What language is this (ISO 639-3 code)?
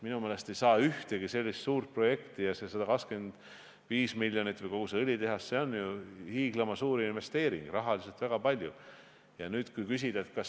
est